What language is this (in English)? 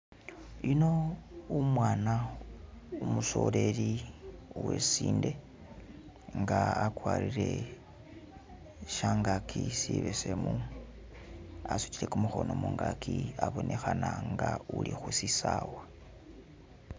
Masaaba